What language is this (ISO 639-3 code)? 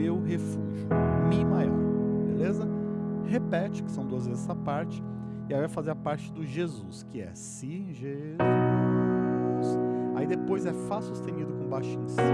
por